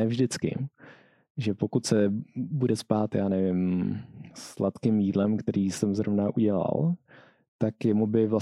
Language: Czech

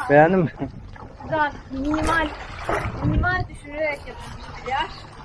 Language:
Turkish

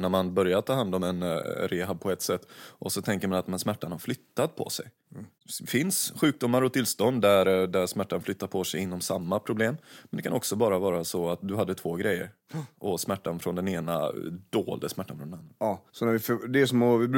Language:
Swedish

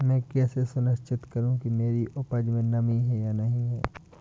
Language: Hindi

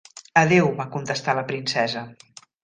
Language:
Catalan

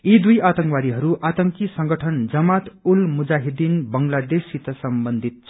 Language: Nepali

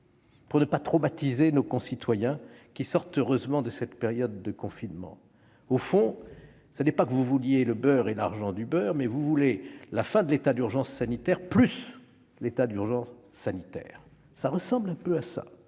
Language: French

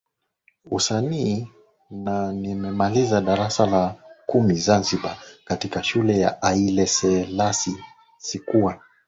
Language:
Swahili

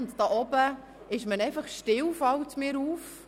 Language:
Swiss German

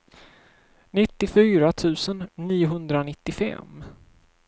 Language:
Swedish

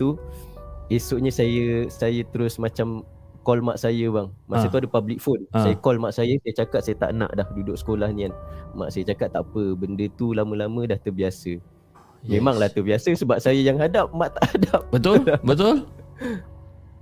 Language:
Malay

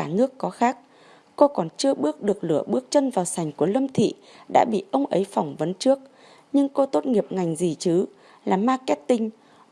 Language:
Vietnamese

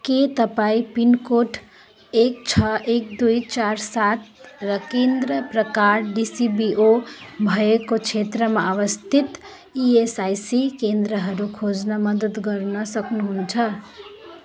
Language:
Nepali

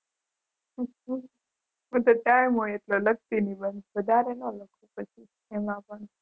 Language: Gujarati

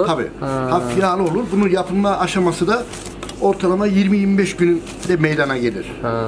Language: Turkish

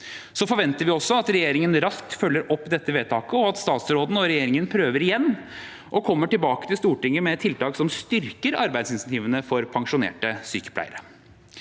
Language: Norwegian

